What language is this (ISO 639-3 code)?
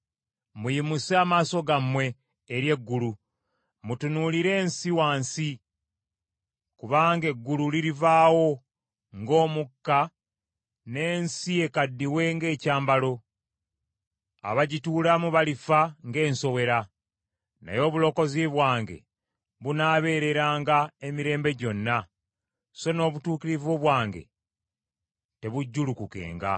lug